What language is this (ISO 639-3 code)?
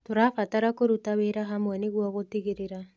kik